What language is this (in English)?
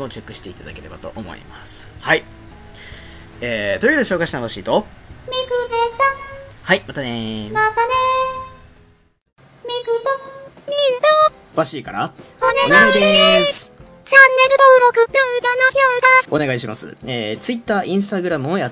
Japanese